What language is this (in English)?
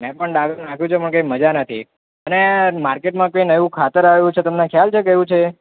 Gujarati